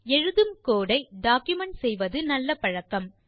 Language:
Tamil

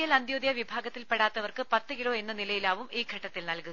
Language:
Malayalam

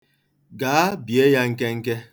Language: Igbo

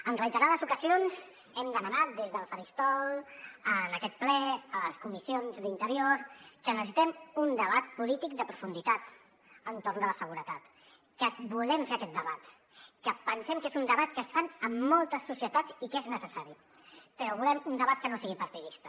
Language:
Catalan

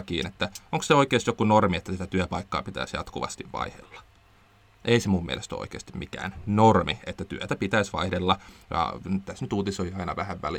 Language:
Finnish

